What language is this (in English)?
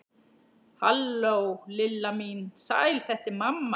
Icelandic